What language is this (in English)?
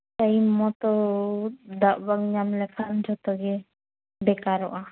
Santali